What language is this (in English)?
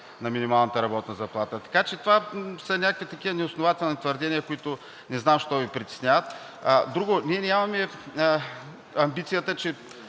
Bulgarian